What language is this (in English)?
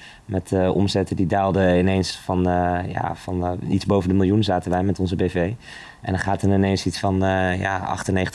Dutch